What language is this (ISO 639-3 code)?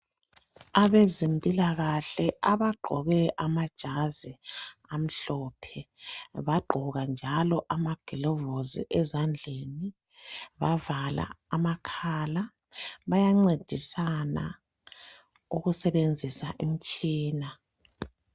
nde